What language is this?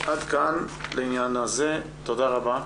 Hebrew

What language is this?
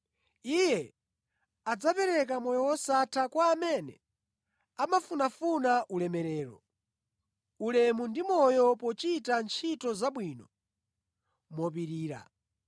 Nyanja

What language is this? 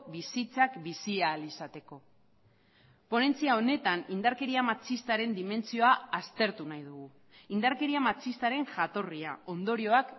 Basque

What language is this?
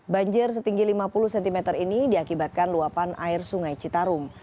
Indonesian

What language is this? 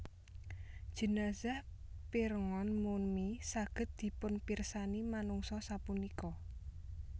Javanese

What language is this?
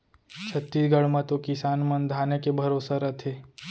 Chhattisgarhi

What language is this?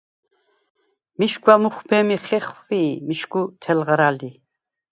Svan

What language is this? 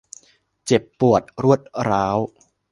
Thai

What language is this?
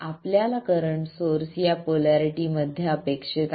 Marathi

